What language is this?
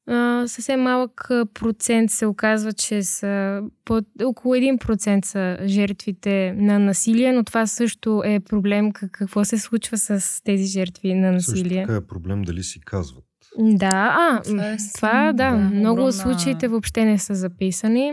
Bulgarian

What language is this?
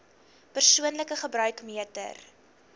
Afrikaans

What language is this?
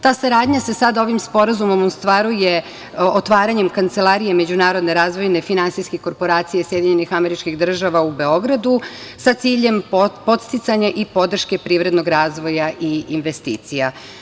Serbian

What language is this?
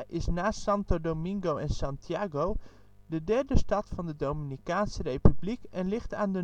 Dutch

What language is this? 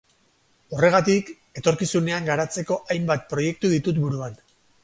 Basque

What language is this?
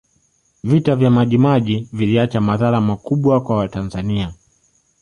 Swahili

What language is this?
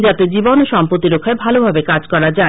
Bangla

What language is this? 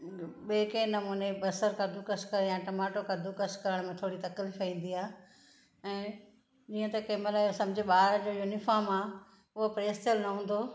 Sindhi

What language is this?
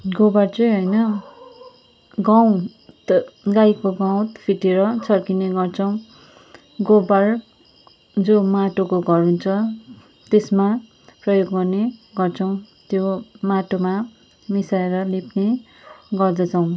Nepali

